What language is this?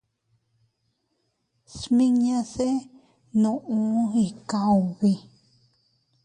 Teutila Cuicatec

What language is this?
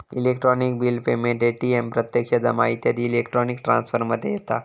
Marathi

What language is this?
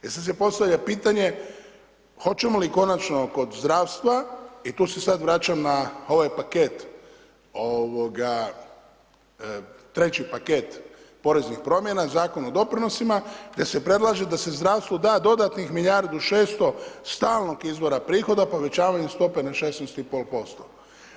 Croatian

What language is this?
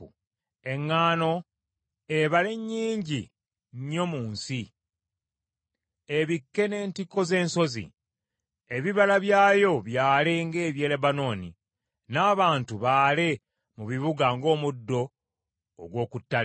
Ganda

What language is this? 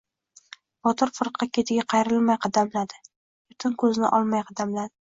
Uzbek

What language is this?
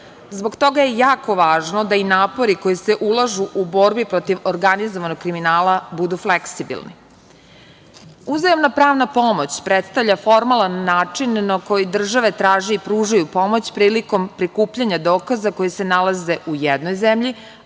Serbian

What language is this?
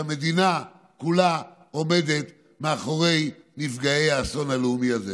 Hebrew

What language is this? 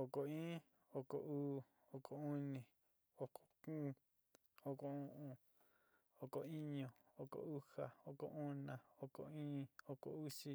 Sinicahua Mixtec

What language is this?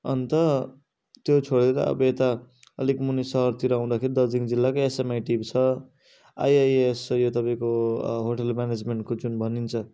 Nepali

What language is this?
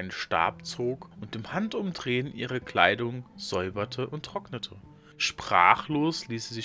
German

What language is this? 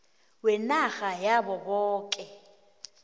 South Ndebele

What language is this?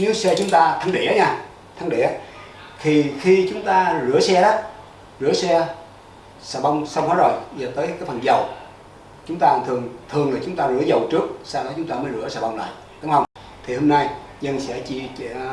Vietnamese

